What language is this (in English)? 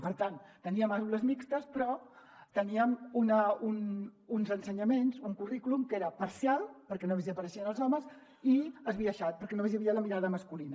Catalan